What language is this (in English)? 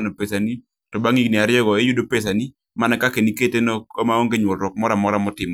Luo (Kenya and Tanzania)